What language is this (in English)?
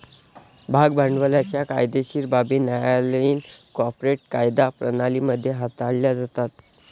Marathi